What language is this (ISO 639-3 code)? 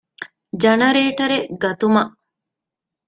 div